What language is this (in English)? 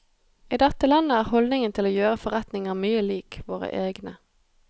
Norwegian